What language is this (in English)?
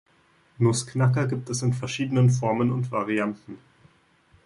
German